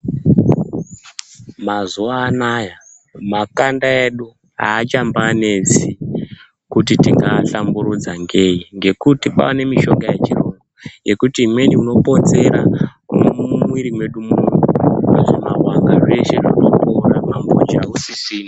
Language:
Ndau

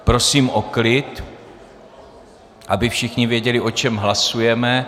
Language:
Czech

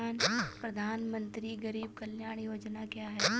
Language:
Hindi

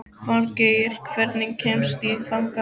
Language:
Icelandic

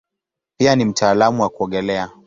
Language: Swahili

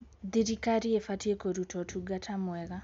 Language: Kikuyu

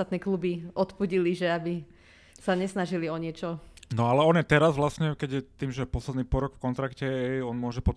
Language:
Slovak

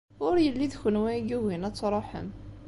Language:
Kabyle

